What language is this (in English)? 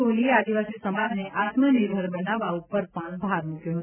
Gujarati